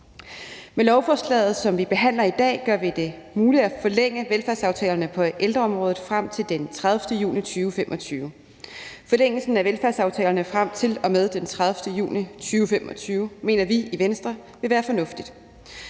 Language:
Danish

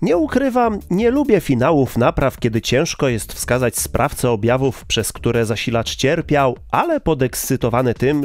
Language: Polish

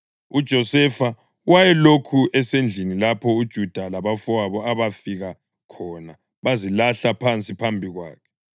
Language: North Ndebele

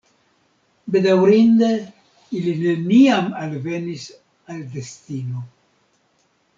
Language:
Esperanto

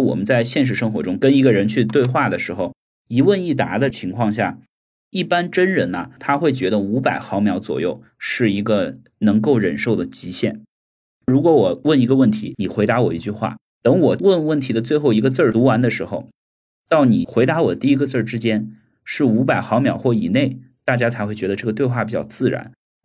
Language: Chinese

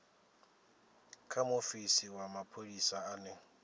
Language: Venda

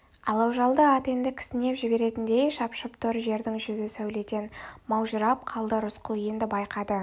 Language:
Kazakh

